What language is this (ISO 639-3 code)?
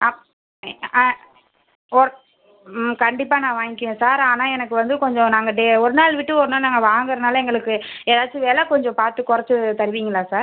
tam